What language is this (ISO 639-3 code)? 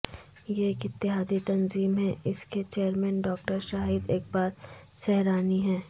urd